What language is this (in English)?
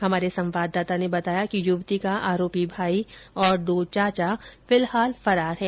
Hindi